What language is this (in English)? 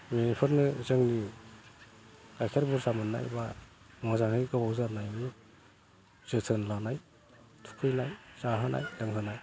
Bodo